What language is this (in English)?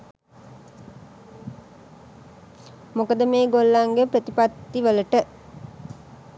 Sinhala